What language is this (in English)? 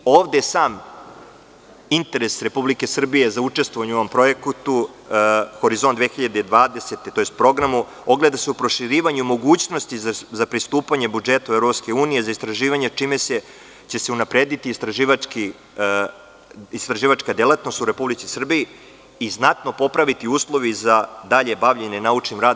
Serbian